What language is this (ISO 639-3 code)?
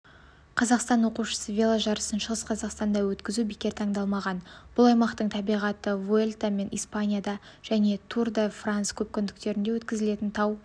kaz